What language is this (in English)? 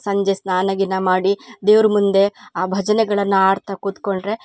Kannada